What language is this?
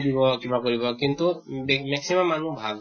Assamese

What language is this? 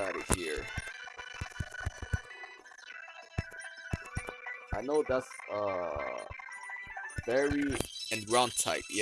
English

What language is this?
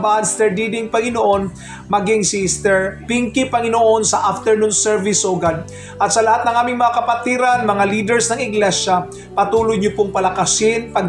Filipino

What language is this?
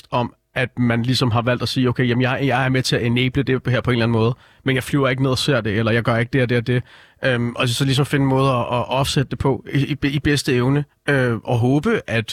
Danish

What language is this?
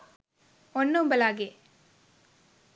Sinhala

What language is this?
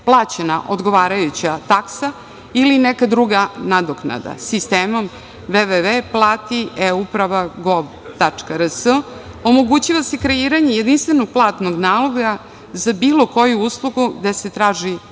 Serbian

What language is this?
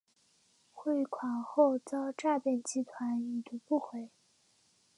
Chinese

